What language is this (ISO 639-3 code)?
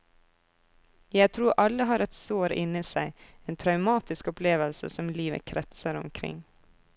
nor